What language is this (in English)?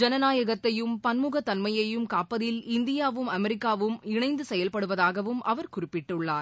Tamil